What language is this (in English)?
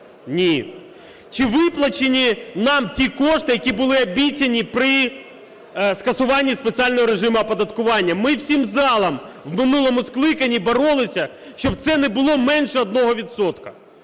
Ukrainian